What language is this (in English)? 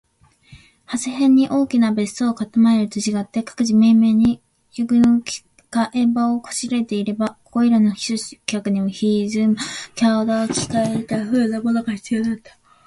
Japanese